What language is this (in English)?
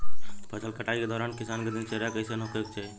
Bhojpuri